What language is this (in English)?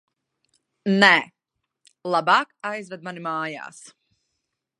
Latvian